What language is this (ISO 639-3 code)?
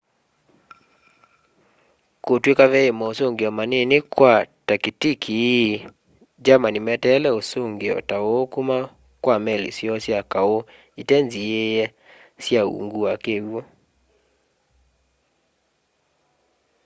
kam